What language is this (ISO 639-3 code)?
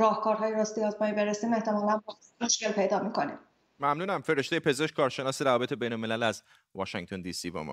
fas